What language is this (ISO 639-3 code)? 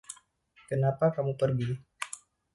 ind